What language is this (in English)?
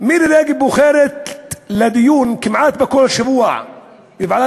Hebrew